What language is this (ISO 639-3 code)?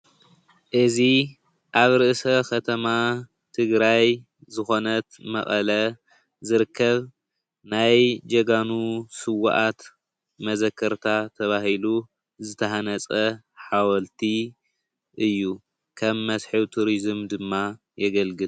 tir